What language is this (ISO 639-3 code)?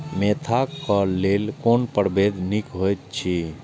mai